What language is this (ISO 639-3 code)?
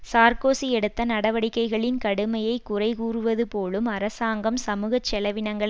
tam